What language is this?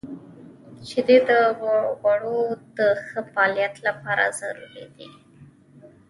Pashto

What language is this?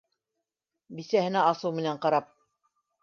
Bashkir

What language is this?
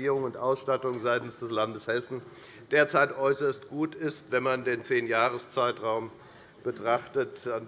German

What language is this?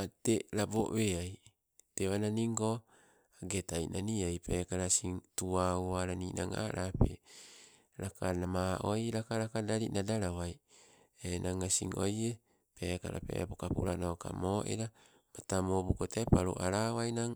Sibe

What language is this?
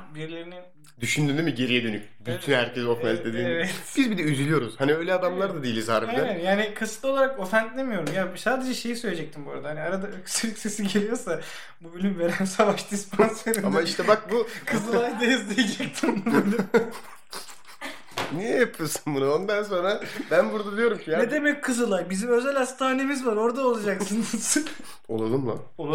Turkish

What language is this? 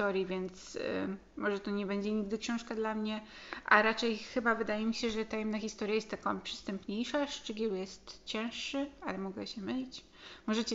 Polish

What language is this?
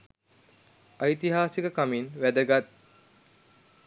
Sinhala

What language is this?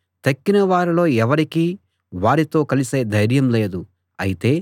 Telugu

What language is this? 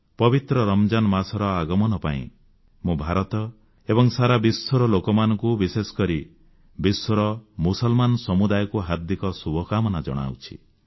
Odia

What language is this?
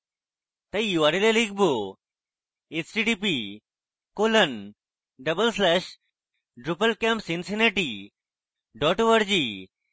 Bangla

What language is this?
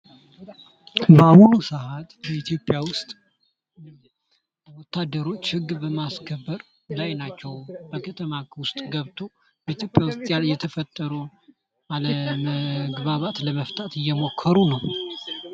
Amharic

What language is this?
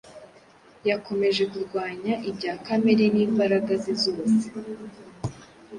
Kinyarwanda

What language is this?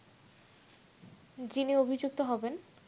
Bangla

